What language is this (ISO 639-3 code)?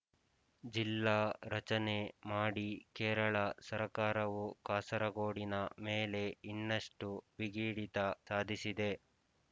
kan